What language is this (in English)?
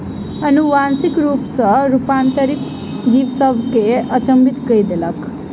Maithili